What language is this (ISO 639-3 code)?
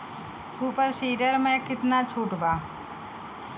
bho